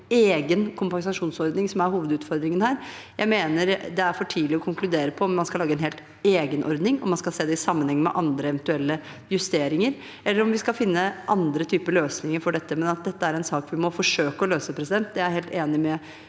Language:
Norwegian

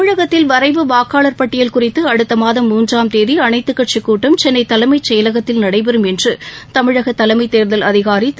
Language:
Tamil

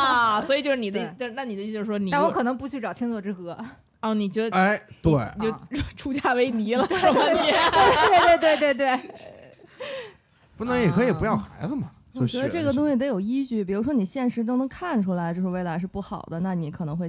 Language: Chinese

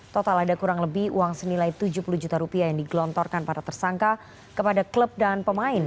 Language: Indonesian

